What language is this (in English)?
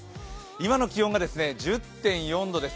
Japanese